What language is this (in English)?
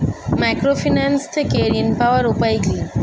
Bangla